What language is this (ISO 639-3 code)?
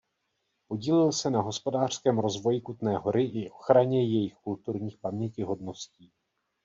ces